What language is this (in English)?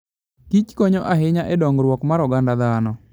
Luo (Kenya and Tanzania)